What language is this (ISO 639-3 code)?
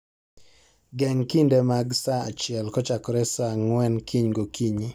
luo